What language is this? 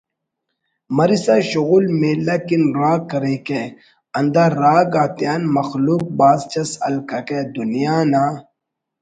Brahui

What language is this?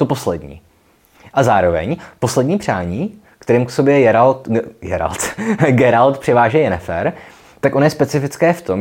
Czech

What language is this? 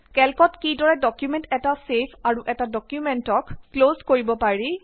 Assamese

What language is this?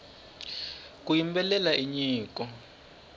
Tsonga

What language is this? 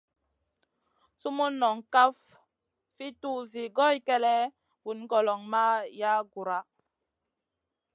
Masana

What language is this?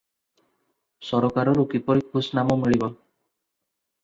Odia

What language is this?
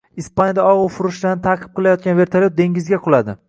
Uzbek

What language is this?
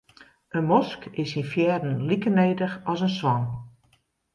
Western Frisian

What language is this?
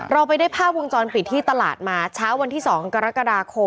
Thai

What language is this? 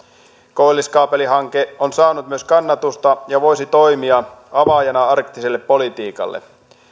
Finnish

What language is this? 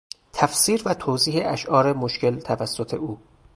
Persian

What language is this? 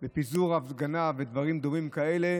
Hebrew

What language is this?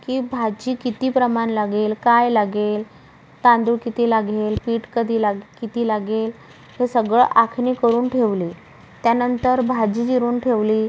Marathi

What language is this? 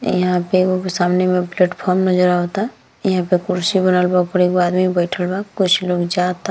Bhojpuri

